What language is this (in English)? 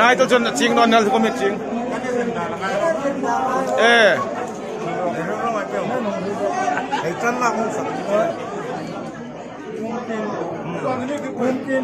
Romanian